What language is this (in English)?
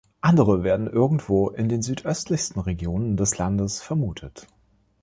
German